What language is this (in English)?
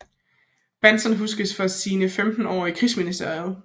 Danish